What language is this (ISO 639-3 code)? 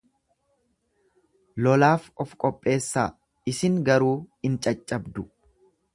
orm